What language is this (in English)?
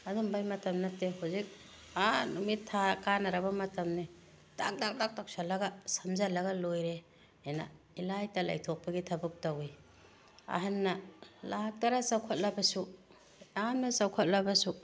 Manipuri